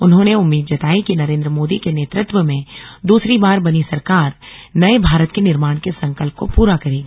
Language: Hindi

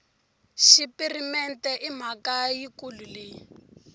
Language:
Tsonga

